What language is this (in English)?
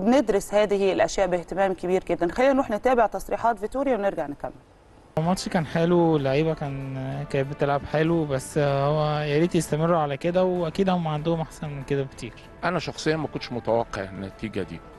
Arabic